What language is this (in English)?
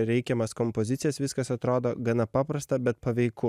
Lithuanian